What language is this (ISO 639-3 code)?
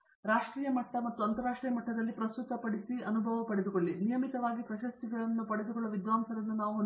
kan